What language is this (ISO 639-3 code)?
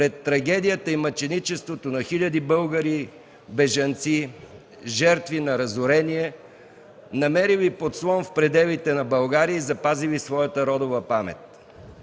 bul